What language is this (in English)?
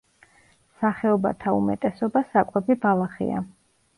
Georgian